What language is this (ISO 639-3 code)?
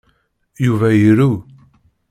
kab